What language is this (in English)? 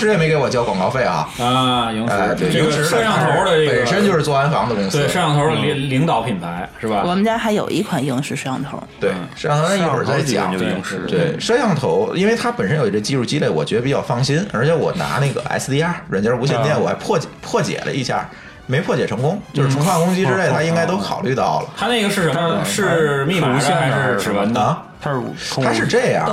Chinese